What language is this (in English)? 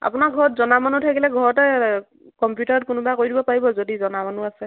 Assamese